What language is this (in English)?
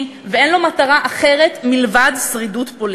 Hebrew